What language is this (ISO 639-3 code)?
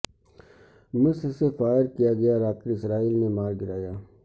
urd